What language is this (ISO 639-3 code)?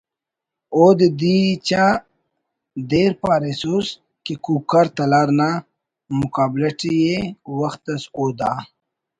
brh